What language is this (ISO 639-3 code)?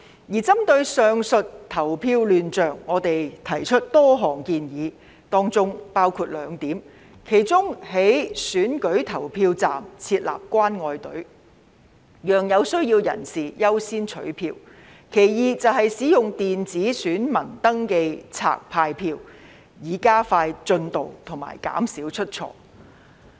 yue